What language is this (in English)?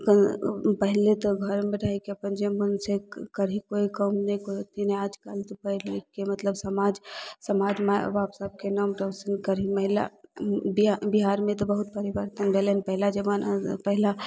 Maithili